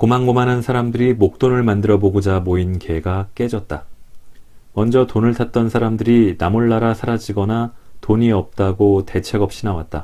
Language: Korean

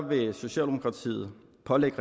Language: Danish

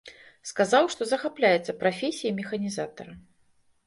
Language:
Belarusian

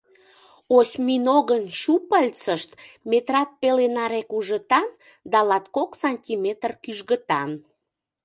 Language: Mari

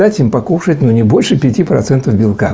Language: Russian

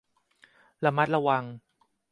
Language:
Thai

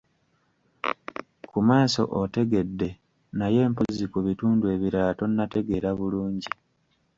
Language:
Ganda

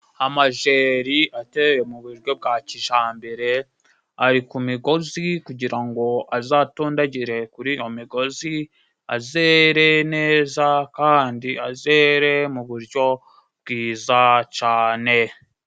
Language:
Kinyarwanda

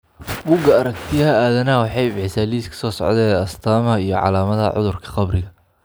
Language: Somali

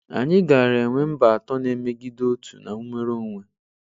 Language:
Igbo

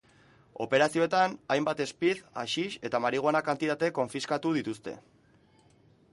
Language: Basque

